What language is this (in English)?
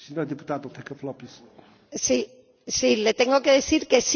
Spanish